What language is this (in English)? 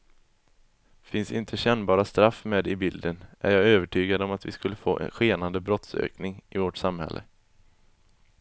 Swedish